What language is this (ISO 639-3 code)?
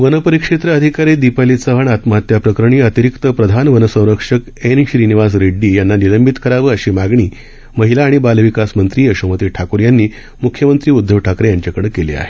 mar